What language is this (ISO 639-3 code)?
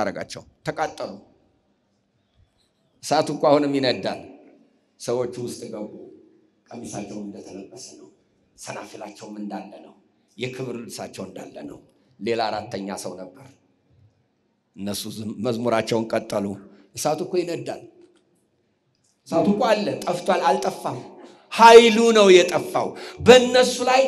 ara